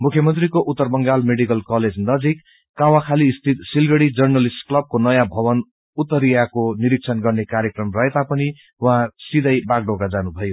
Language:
Nepali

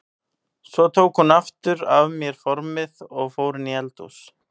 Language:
Icelandic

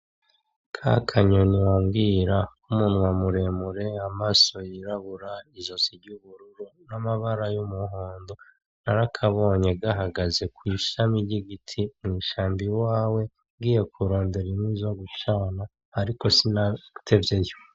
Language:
Rundi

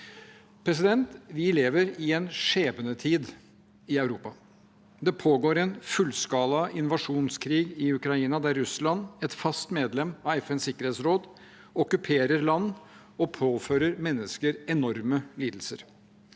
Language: Norwegian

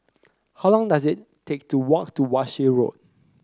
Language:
English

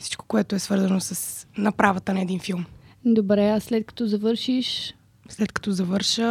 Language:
Bulgarian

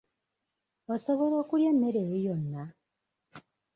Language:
Ganda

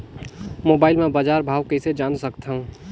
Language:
Chhattisgarhi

